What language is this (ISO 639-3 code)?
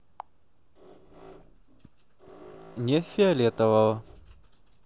rus